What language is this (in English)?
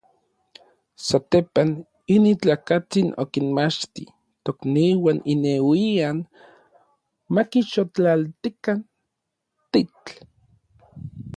Orizaba Nahuatl